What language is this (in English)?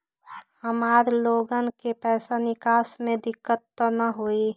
Magahi